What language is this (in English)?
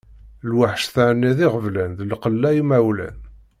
Kabyle